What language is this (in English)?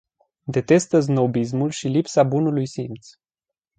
Romanian